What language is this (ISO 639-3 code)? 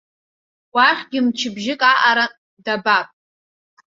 abk